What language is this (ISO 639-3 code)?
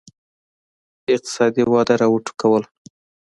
pus